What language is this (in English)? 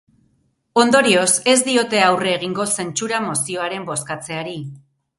Basque